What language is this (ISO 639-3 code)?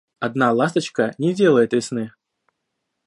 rus